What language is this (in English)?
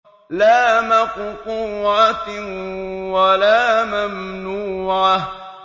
Arabic